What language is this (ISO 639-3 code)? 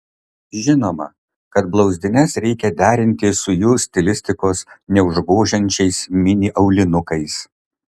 lit